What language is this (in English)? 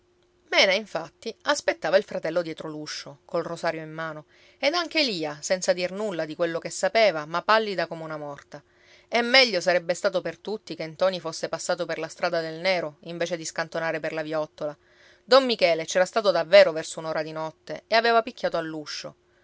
Italian